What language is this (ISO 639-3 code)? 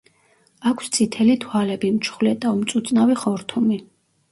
kat